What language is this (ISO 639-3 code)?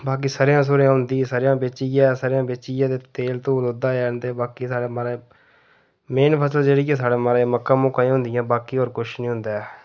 doi